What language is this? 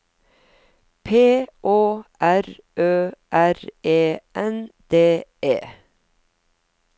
Norwegian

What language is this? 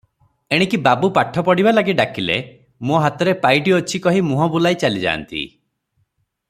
Odia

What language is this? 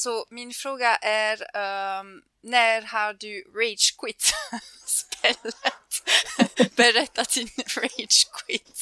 Swedish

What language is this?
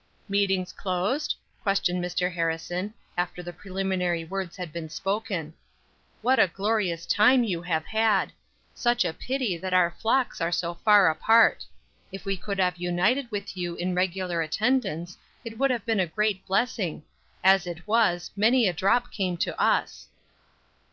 English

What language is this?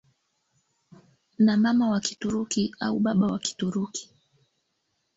Swahili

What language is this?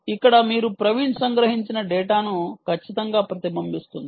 Telugu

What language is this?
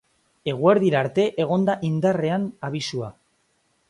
Basque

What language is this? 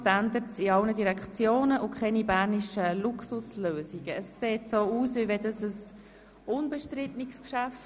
Swiss German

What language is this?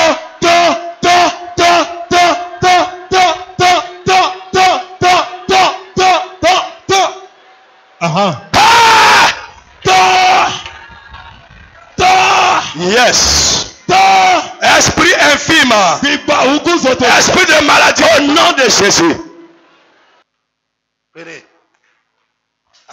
French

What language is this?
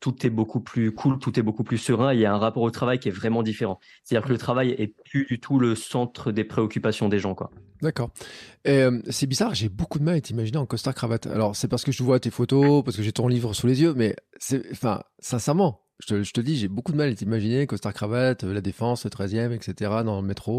French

